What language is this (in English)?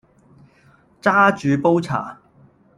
Cantonese